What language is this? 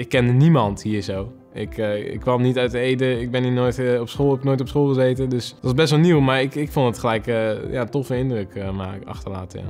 Dutch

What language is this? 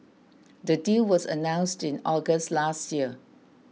English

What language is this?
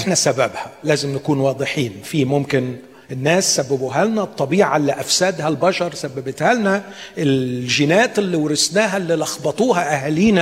Arabic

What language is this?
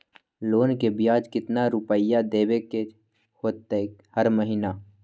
Magahi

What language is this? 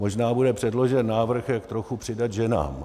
Czech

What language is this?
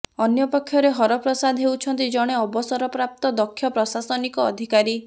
Odia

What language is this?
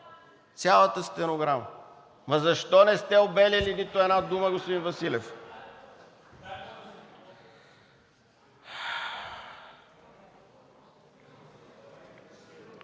Bulgarian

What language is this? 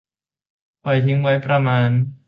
Thai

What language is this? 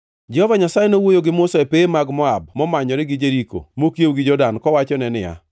Luo (Kenya and Tanzania)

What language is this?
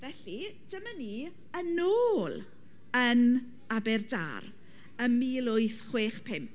Welsh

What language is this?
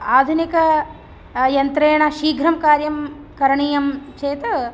Sanskrit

